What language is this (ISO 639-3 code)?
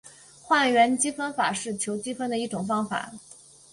zho